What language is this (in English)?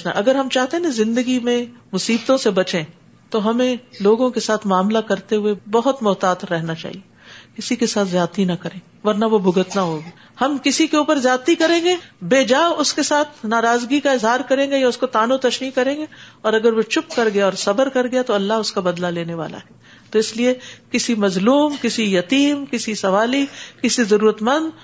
Urdu